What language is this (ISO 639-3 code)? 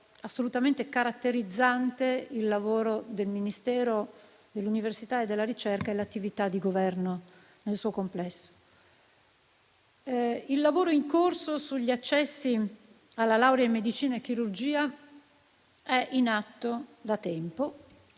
ita